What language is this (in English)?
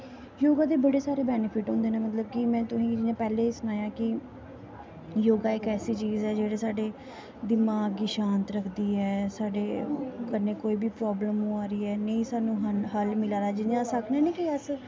Dogri